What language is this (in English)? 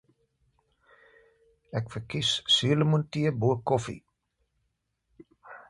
Afrikaans